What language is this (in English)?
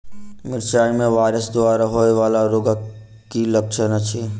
Maithili